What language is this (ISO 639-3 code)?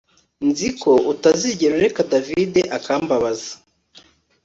kin